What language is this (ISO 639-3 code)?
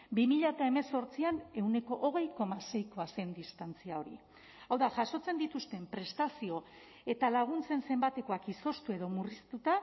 eus